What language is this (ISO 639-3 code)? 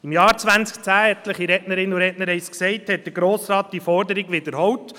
gsw